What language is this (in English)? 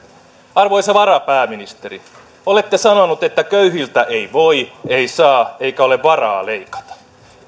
Finnish